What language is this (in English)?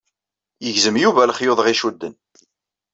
Kabyle